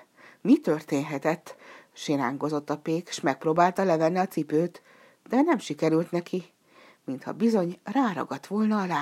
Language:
Hungarian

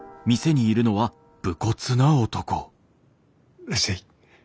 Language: Japanese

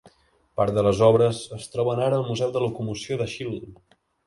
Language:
Catalan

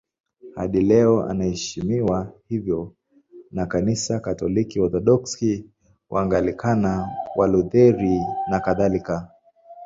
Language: Swahili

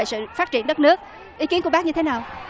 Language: Vietnamese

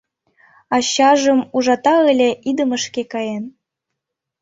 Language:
Mari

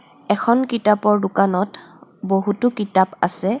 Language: Assamese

